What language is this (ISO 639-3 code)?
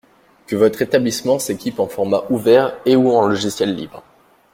fra